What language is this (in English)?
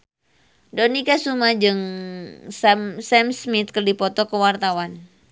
Sundanese